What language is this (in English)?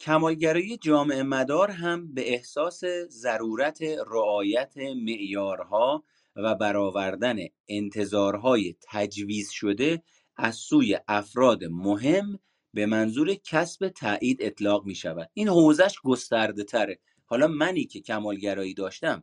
Persian